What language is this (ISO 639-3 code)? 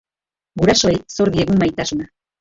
eus